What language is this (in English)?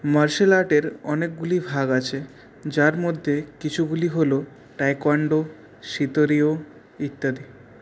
Bangla